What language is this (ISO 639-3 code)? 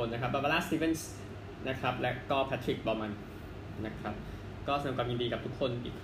tha